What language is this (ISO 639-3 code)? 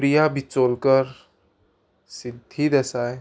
kok